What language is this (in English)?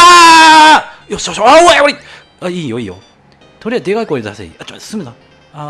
Japanese